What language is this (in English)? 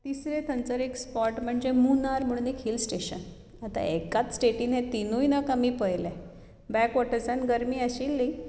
Konkani